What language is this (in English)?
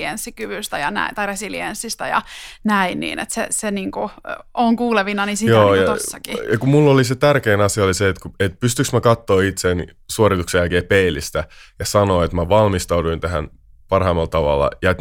Finnish